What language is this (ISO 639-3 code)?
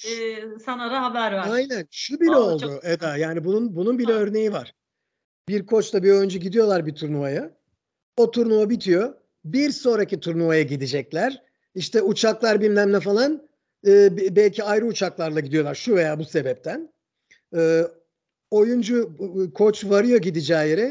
tur